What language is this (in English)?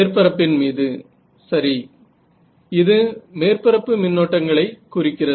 Tamil